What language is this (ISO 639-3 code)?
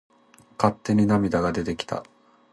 jpn